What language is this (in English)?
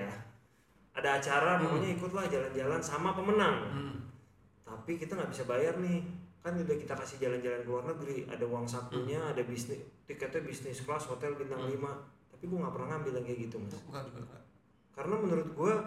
Indonesian